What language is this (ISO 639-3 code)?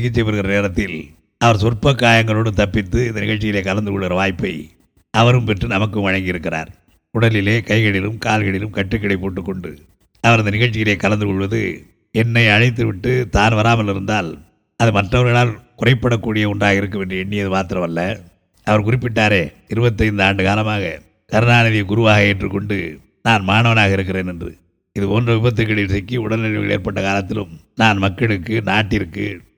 tam